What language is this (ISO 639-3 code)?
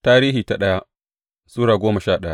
hau